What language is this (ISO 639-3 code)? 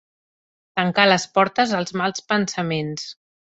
cat